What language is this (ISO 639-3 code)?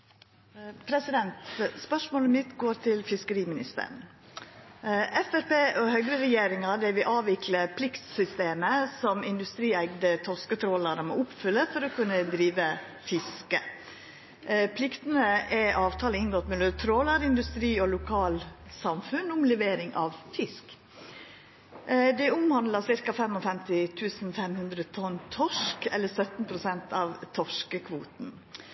nno